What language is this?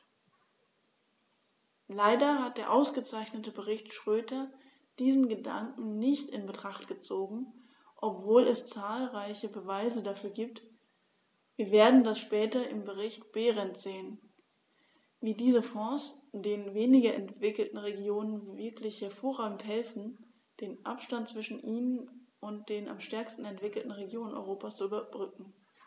German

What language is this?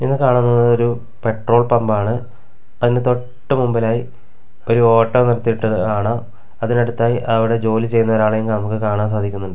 Malayalam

